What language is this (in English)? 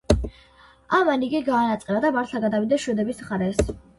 Georgian